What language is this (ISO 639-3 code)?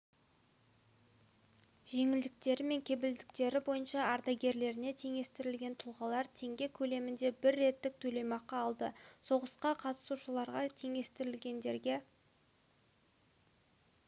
kaz